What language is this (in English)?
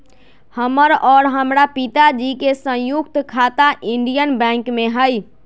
Magahi